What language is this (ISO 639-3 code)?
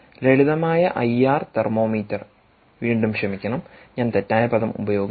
mal